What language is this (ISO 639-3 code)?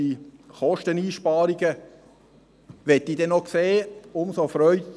gsw